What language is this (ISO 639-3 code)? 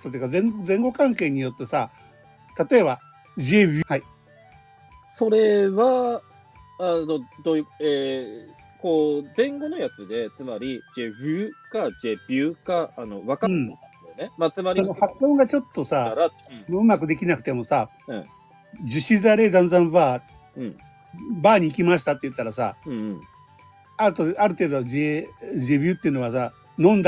jpn